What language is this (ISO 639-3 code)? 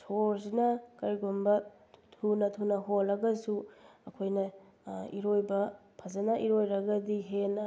mni